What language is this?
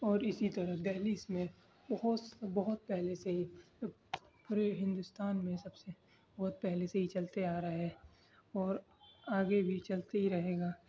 Urdu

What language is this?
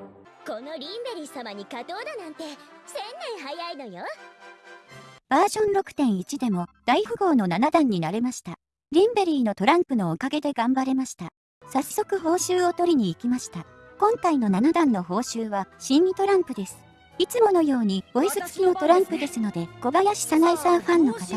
Japanese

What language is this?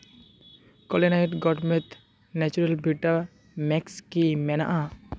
Santali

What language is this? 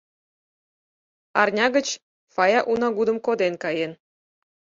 Mari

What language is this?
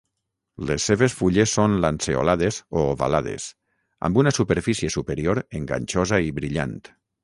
Catalan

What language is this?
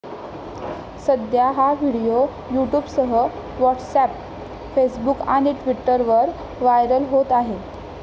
Marathi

